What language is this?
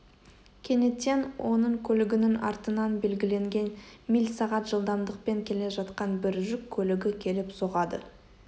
Kazakh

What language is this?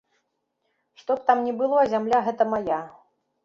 Belarusian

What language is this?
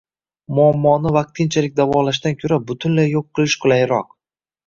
Uzbek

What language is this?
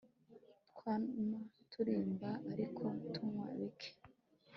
Kinyarwanda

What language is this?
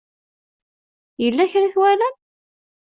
Kabyle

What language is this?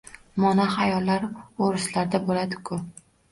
Uzbek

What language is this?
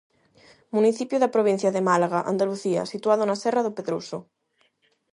Galician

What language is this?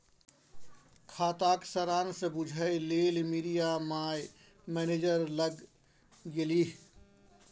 Maithili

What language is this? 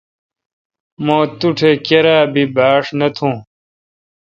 Kalkoti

